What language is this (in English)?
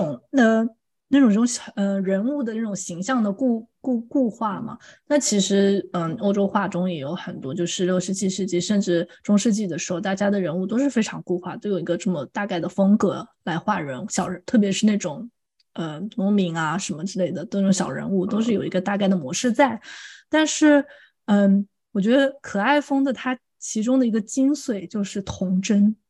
Chinese